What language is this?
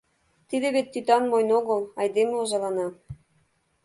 Mari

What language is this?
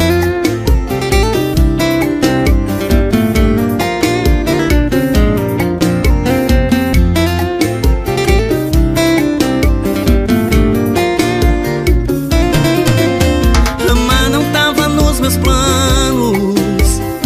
Portuguese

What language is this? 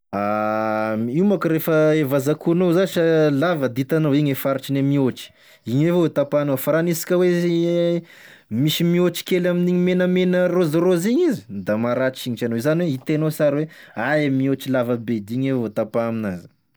Tesaka Malagasy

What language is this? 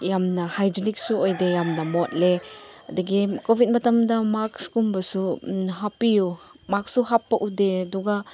Manipuri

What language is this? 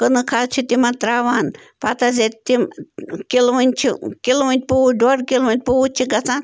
Kashmiri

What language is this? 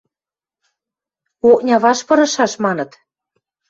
Western Mari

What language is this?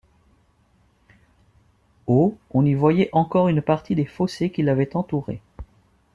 French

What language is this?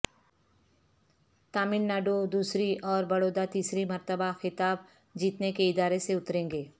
Urdu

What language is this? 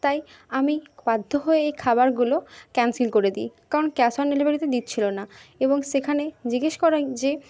Bangla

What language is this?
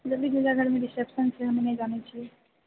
Maithili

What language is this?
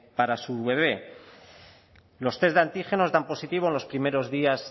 Spanish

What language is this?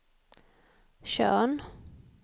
Swedish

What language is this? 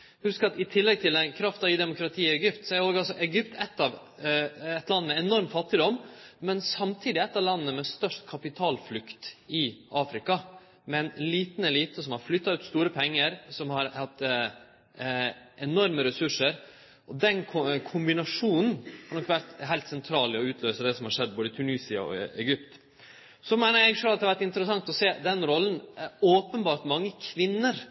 Norwegian Nynorsk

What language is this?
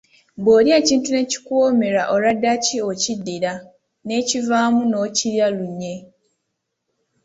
Ganda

